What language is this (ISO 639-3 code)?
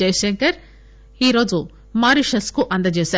tel